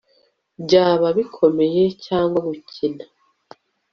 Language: Kinyarwanda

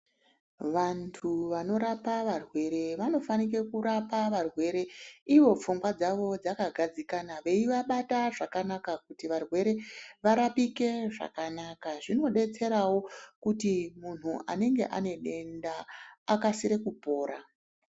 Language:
Ndau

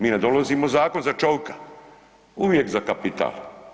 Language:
Croatian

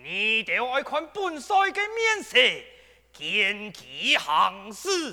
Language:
Chinese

